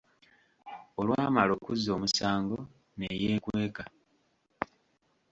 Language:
Ganda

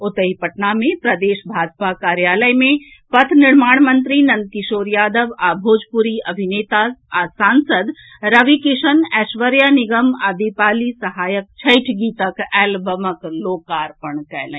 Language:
Maithili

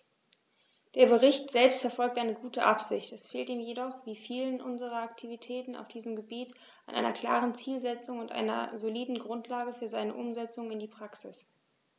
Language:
German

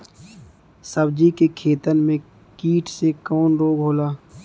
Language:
Bhojpuri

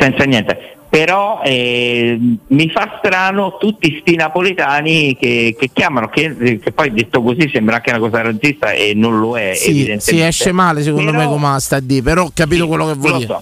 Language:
Italian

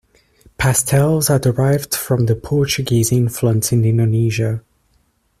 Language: English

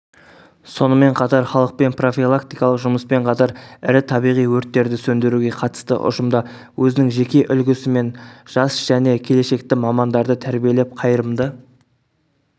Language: Kazakh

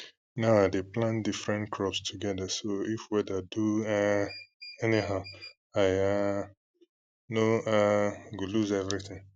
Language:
Nigerian Pidgin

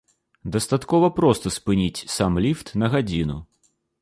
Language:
Belarusian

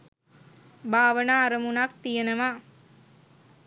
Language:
Sinhala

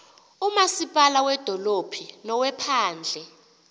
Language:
Xhosa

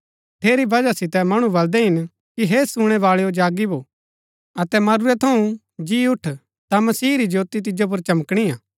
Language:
Gaddi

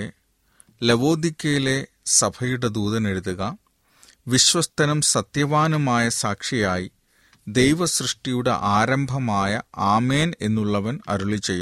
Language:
Malayalam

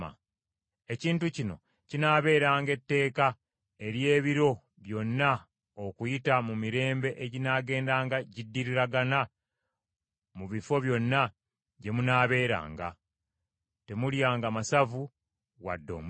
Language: Ganda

